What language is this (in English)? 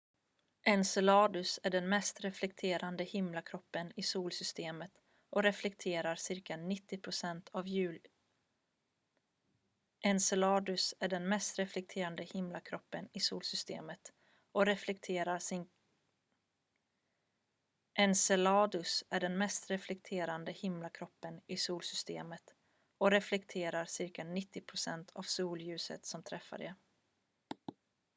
Swedish